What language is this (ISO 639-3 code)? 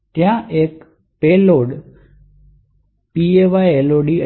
guj